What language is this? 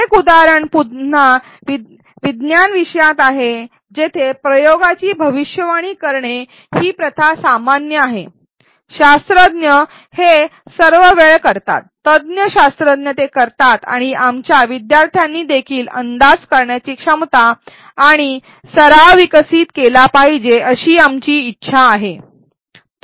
Marathi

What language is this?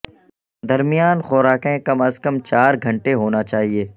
Urdu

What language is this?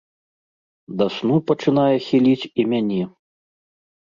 Belarusian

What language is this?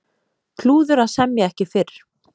Icelandic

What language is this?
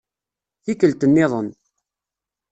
Kabyle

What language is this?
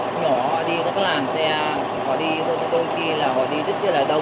Vietnamese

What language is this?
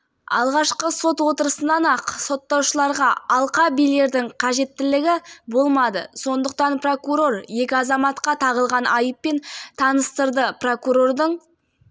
Kazakh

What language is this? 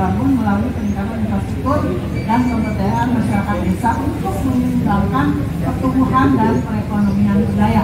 Indonesian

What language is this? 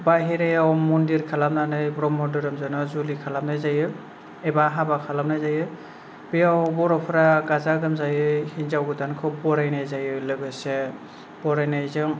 Bodo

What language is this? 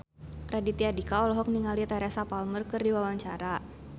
Sundanese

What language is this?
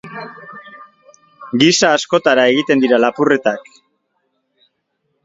Basque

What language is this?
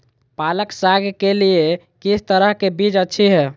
Magahi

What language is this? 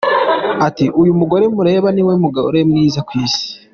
Kinyarwanda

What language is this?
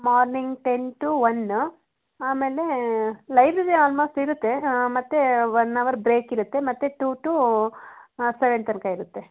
Kannada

